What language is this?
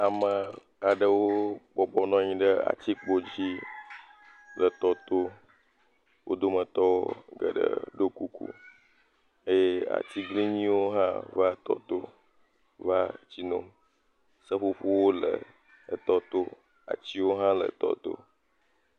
Ewe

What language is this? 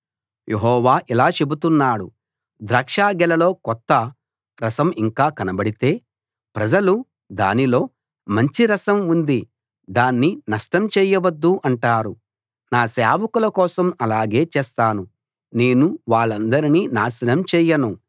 Telugu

